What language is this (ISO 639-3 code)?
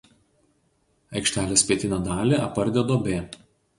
lit